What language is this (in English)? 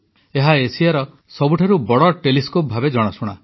Odia